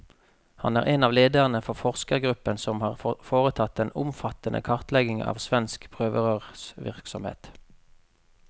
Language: Norwegian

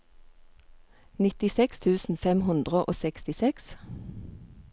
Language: Norwegian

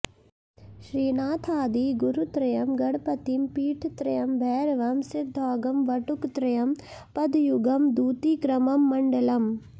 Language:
Sanskrit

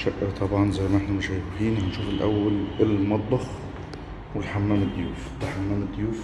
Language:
Arabic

